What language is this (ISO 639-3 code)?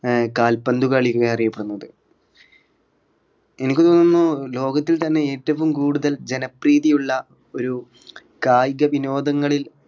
mal